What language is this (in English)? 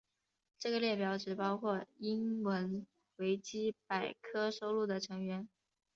Chinese